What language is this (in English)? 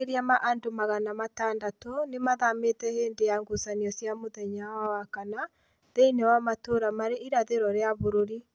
Kikuyu